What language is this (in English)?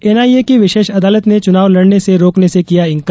Hindi